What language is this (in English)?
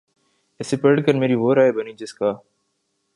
Urdu